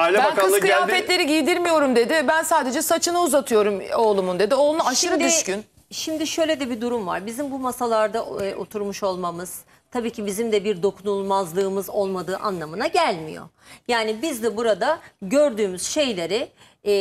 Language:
Turkish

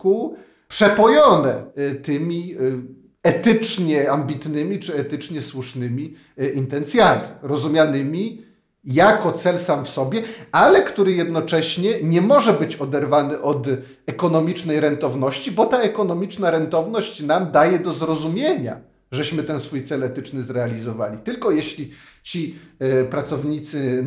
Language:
Polish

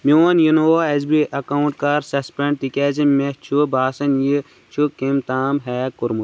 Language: Kashmiri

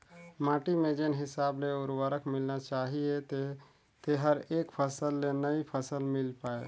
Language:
Chhattisgarhi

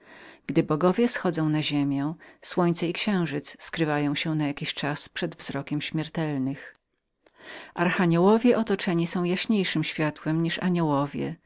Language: Polish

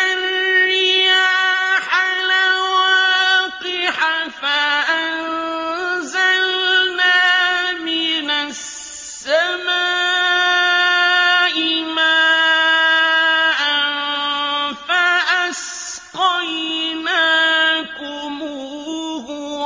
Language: Arabic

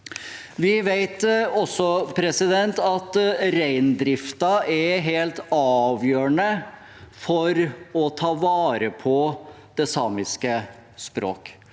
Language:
Norwegian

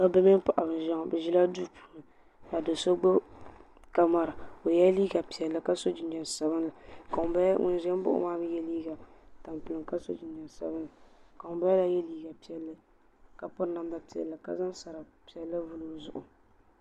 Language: Dagbani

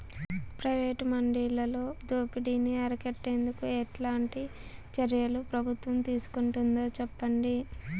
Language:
Telugu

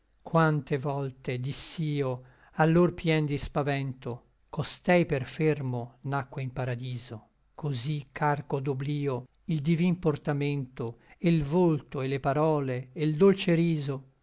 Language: Italian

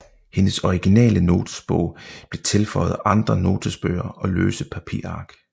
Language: Danish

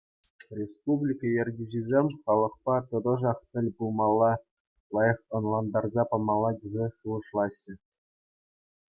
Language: Chuvash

